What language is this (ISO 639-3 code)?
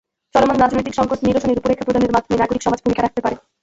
ben